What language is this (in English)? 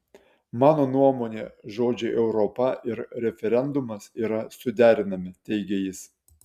Lithuanian